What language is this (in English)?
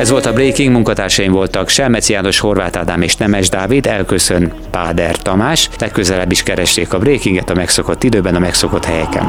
Hungarian